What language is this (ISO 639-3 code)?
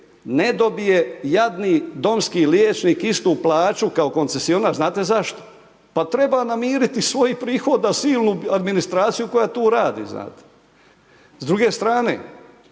hrv